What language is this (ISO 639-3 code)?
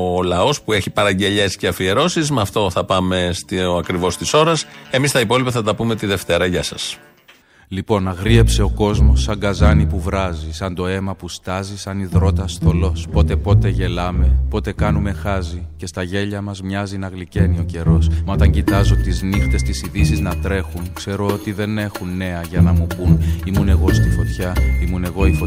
ell